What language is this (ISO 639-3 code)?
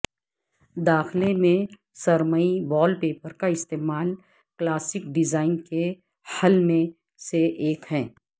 urd